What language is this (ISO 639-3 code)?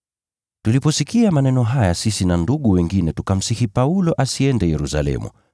swa